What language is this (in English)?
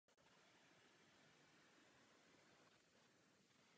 Czech